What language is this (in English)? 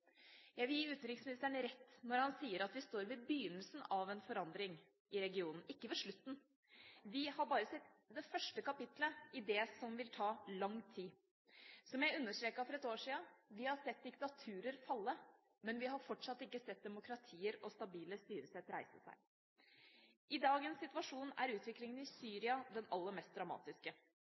Norwegian Bokmål